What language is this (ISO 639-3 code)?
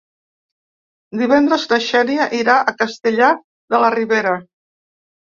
cat